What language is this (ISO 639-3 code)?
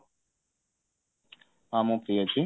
ori